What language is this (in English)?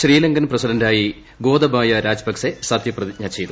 Malayalam